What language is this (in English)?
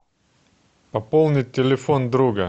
Russian